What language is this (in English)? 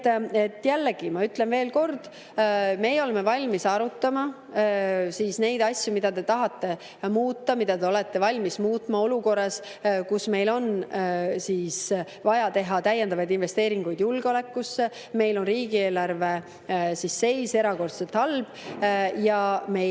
Estonian